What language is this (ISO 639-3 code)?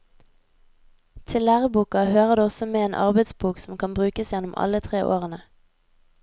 nor